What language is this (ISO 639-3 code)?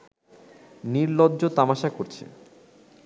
ben